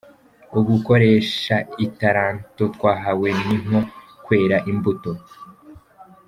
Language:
Kinyarwanda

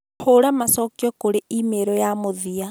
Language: Kikuyu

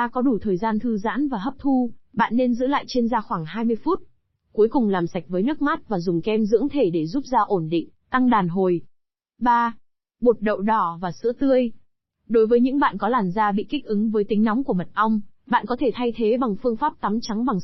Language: Vietnamese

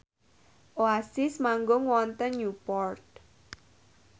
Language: Javanese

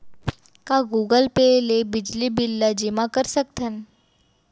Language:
Chhattisgarhi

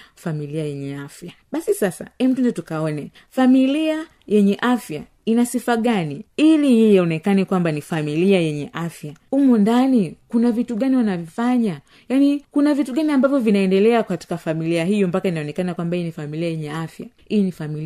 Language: Swahili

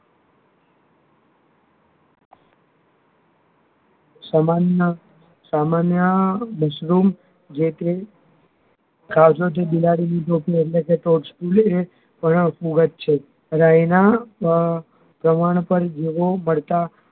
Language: Gujarati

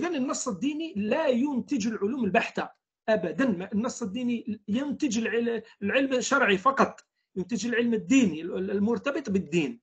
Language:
Arabic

